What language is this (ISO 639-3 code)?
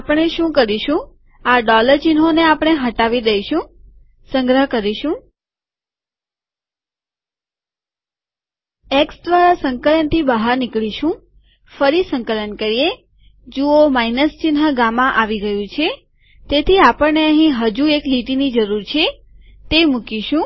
guj